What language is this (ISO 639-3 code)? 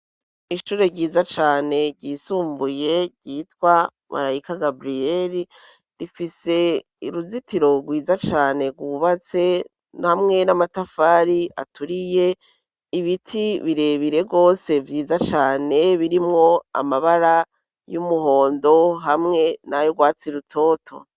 run